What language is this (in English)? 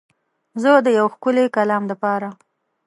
Pashto